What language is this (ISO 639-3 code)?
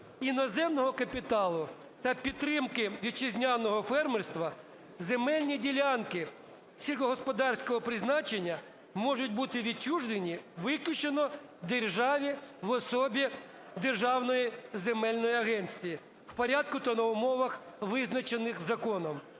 ukr